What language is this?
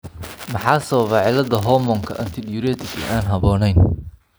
Somali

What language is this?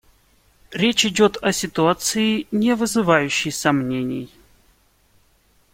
Russian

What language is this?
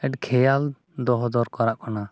Santali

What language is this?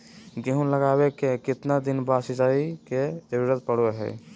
Magahi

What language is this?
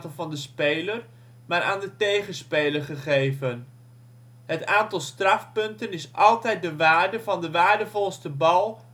Dutch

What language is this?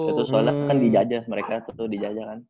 Indonesian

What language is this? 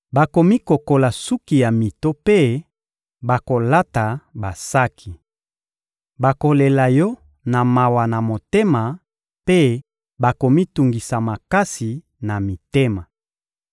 Lingala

